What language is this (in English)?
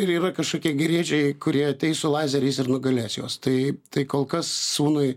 Lithuanian